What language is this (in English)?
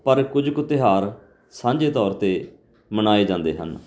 Punjabi